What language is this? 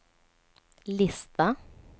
Swedish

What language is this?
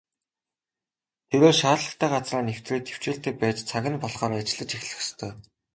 Mongolian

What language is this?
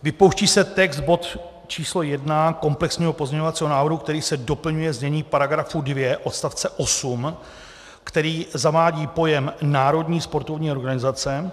Czech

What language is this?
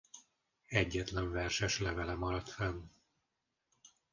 Hungarian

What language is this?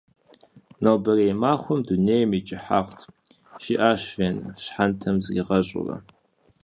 Kabardian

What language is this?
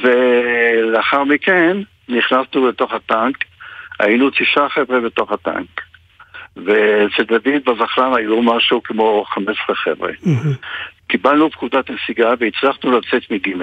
Hebrew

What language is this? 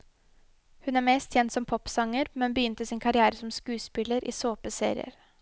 Norwegian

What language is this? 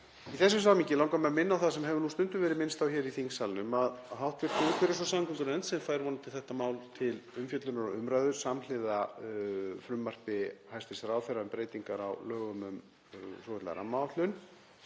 Icelandic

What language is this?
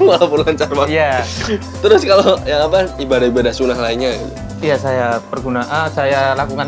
Indonesian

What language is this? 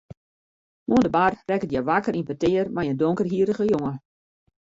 Western Frisian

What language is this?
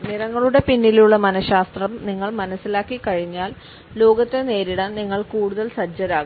Malayalam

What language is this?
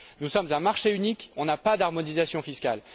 French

